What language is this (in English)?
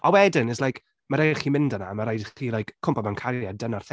Welsh